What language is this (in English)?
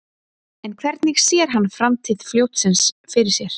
Icelandic